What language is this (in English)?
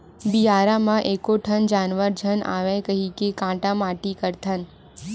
Chhattisgarhi